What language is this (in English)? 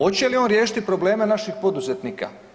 Croatian